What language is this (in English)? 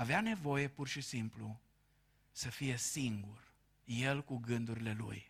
Romanian